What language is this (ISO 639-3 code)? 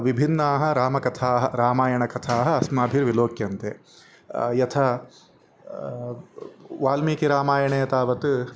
san